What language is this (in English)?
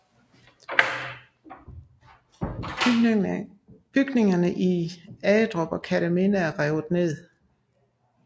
Danish